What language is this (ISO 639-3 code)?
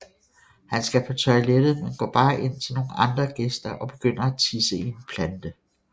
dan